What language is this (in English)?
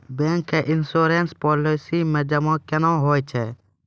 Maithili